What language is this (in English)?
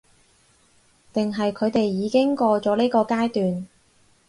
Cantonese